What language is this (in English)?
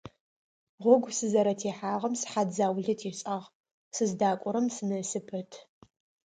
Adyghe